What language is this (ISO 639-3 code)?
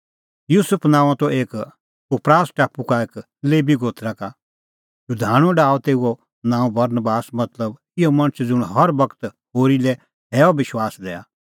kfx